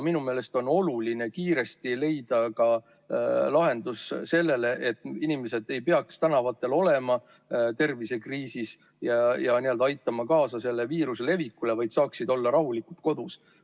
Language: Estonian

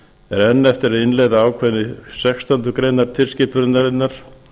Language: Icelandic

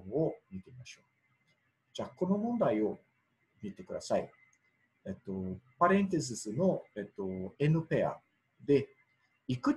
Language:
Japanese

